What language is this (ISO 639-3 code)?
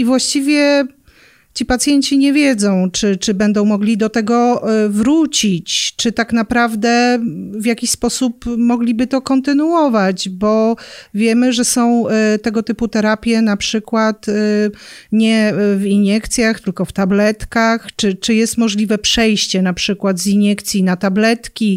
pol